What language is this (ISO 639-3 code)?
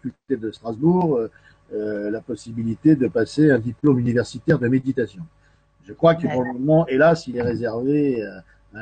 fra